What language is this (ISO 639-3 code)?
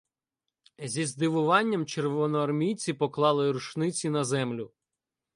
ukr